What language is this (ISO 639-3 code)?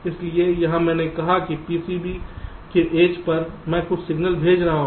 hin